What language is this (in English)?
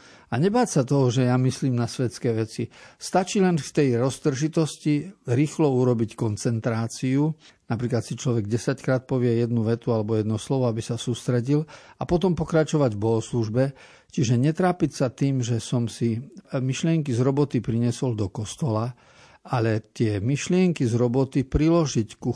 Slovak